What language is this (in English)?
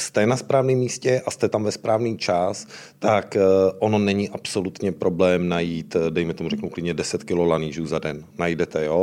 Czech